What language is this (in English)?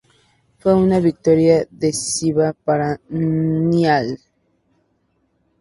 Spanish